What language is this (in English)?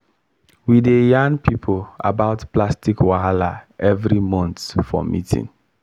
Nigerian Pidgin